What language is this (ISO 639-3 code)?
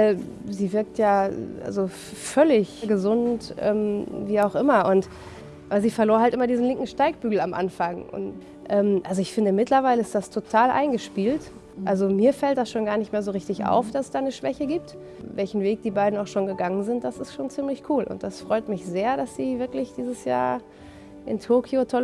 deu